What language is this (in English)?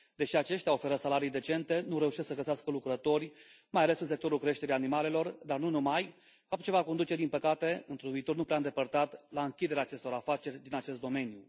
Romanian